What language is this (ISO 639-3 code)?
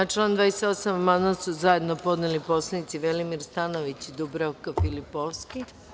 srp